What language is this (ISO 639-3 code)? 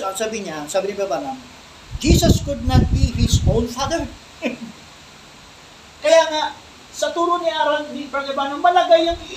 fil